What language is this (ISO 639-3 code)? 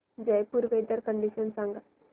mar